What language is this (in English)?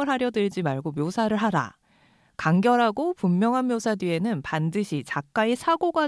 Korean